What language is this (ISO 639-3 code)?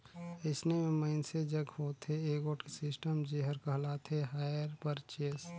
hne